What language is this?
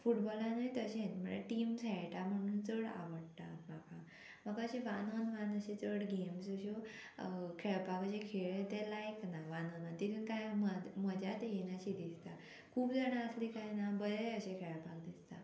Konkani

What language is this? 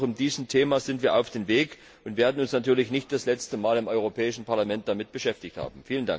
German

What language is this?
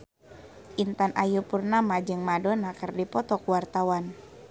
Sundanese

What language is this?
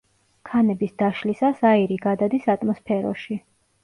Georgian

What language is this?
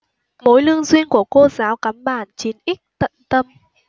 Vietnamese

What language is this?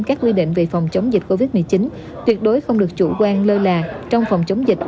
Vietnamese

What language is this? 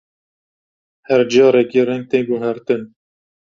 Kurdish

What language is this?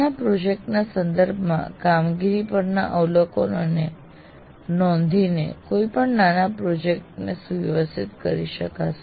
Gujarati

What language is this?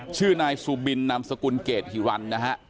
Thai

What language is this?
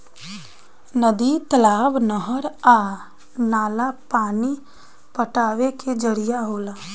Bhojpuri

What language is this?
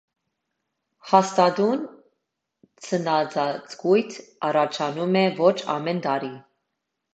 Armenian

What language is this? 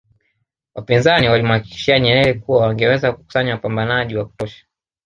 Swahili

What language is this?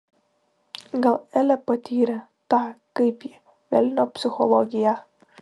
Lithuanian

